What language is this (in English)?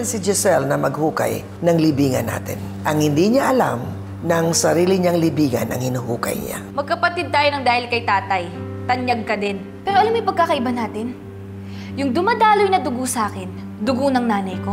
Filipino